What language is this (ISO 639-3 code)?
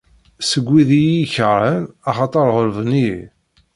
kab